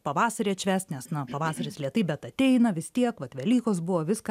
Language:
Lithuanian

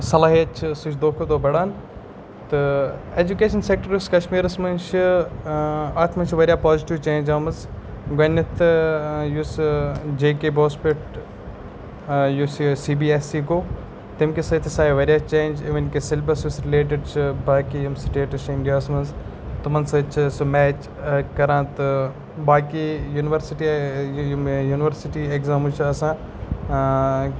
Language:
Kashmiri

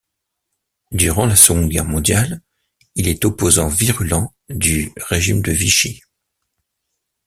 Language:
French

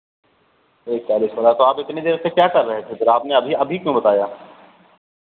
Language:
Hindi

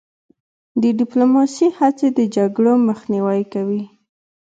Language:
Pashto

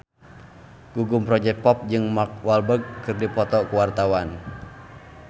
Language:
Sundanese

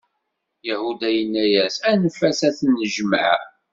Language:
Kabyle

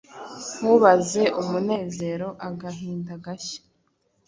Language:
Kinyarwanda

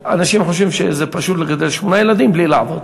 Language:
Hebrew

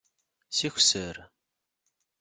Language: Kabyle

